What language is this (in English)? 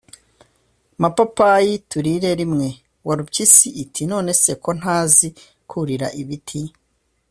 Kinyarwanda